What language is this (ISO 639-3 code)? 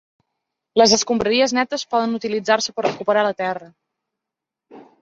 cat